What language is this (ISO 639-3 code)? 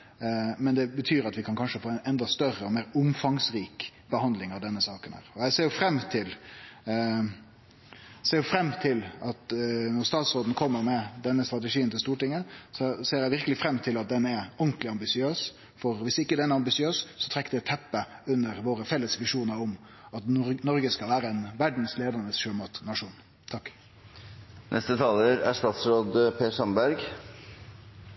nor